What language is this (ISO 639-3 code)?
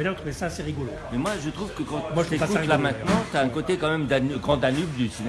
fra